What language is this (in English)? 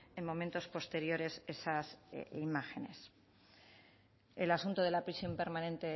Spanish